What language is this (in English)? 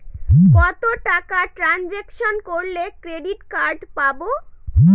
Bangla